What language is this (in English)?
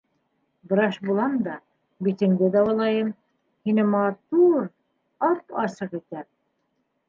Bashkir